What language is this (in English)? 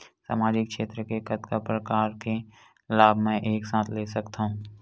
Chhattisgarhi